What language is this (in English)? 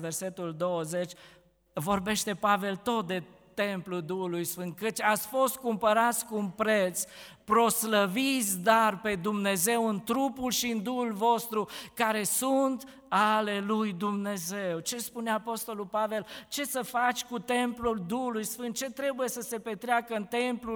Romanian